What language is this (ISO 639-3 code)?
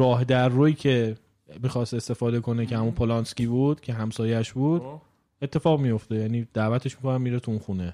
fas